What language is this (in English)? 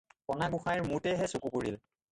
Assamese